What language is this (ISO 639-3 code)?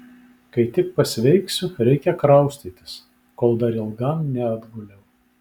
lit